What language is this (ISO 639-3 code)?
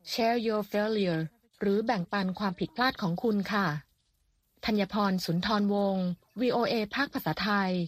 tha